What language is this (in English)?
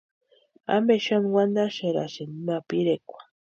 Western Highland Purepecha